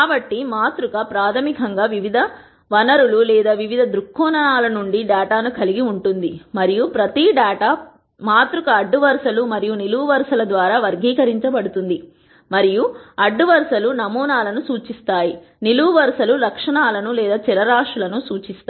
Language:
Telugu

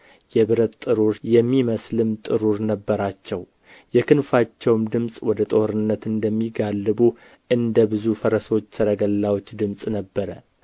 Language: Amharic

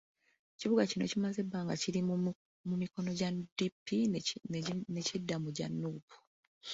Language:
Ganda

